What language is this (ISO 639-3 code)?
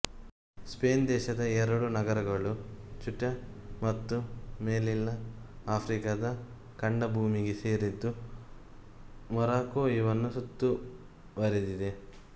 kan